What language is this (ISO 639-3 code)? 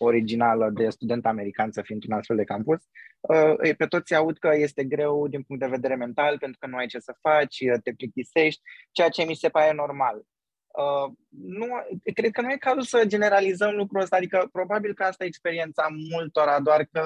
ron